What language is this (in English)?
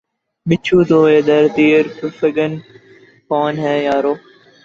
Urdu